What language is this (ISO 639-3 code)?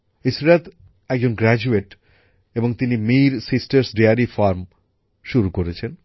ben